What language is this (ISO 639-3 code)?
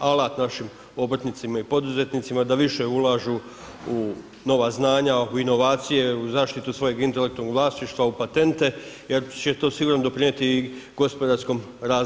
hrv